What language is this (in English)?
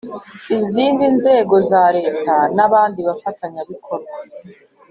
Kinyarwanda